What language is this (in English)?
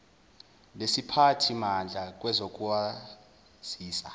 Zulu